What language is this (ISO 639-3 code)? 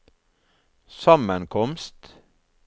nor